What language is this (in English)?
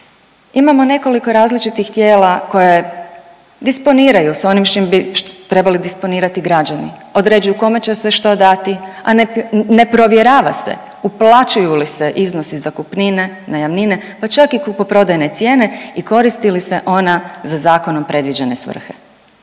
Croatian